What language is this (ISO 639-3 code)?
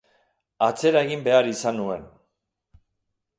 eus